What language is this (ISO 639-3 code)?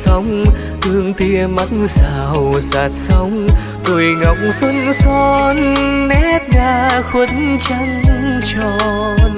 vie